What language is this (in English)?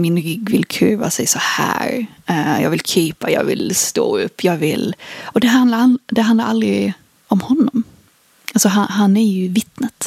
Swedish